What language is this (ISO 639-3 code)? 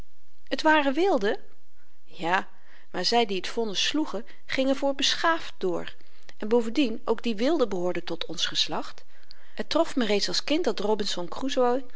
nld